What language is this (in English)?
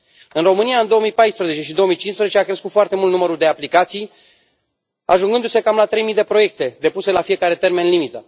Romanian